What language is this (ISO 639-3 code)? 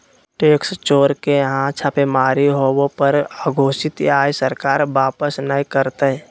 mag